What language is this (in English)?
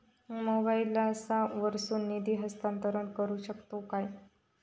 Marathi